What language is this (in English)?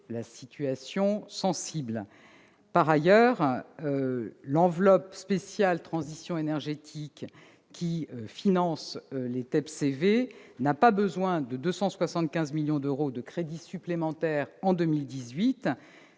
French